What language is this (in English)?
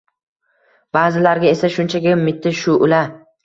Uzbek